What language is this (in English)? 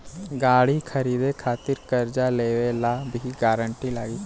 Bhojpuri